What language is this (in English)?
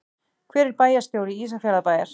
Icelandic